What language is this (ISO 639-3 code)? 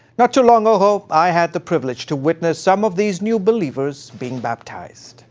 eng